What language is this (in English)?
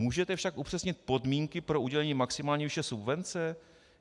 Czech